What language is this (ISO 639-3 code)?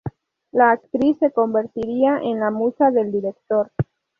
spa